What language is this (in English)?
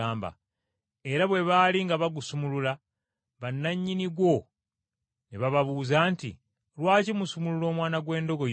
Ganda